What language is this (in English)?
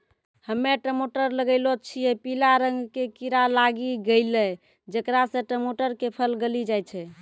Maithili